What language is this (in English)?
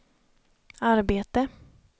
Swedish